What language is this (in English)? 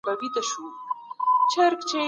Pashto